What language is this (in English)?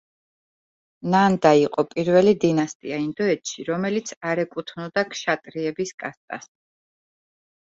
Georgian